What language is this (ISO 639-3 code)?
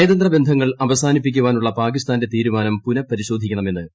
mal